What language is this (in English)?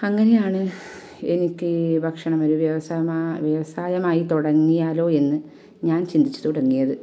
Malayalam